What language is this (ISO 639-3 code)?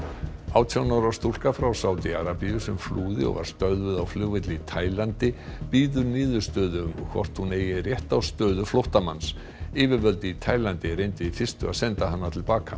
isl